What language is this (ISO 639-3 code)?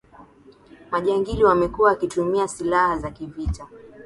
swa